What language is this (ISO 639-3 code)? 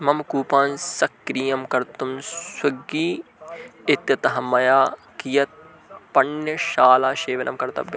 san